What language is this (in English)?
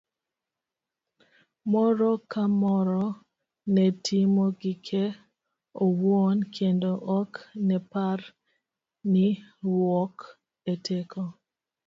Luo (Kenya and Tanzania)